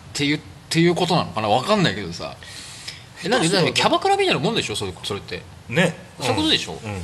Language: Japanese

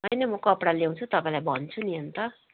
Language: Nepali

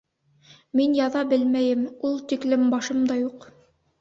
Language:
Bashkir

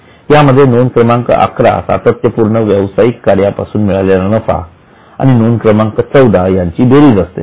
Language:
Marathi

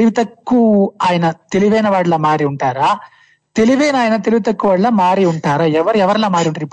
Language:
Telugu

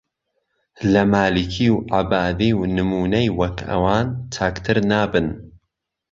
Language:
Central Kurdish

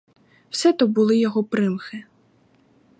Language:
Ukrainian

